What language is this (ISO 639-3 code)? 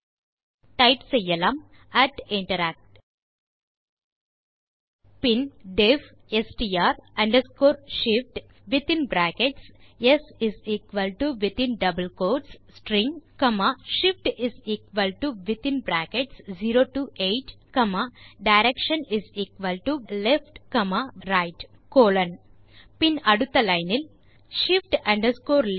tam